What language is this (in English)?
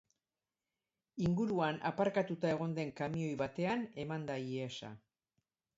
Basque